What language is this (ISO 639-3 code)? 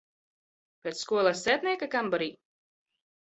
lav